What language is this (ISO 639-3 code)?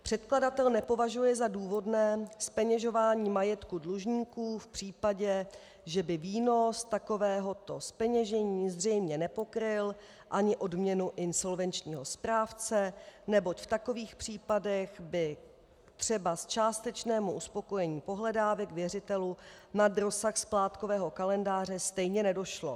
ces